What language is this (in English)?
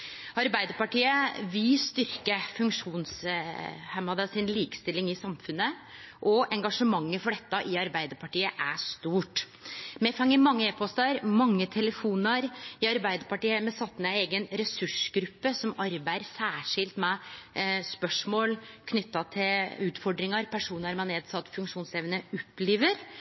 Norwegian Nynorsk